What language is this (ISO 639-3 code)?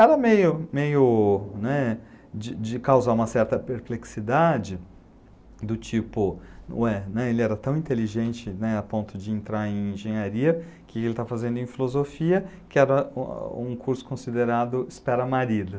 por